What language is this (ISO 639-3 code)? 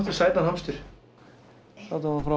isl